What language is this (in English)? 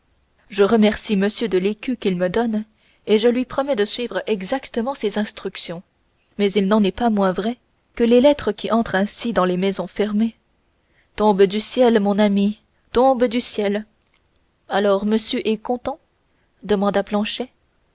French